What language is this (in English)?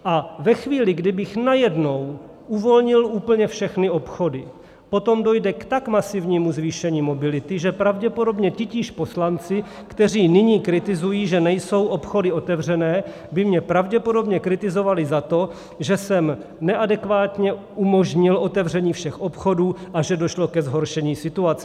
Czech